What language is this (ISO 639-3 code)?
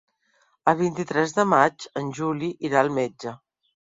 cat